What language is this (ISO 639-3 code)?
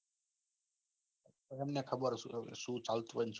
guj